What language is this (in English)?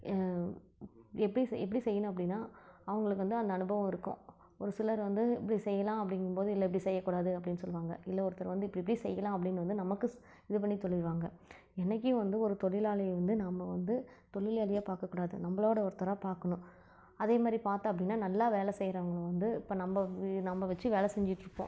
Tamil